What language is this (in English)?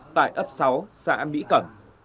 Vietnamese